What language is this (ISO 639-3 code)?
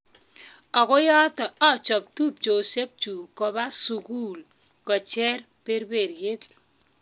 kln